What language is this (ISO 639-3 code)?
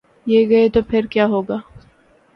urd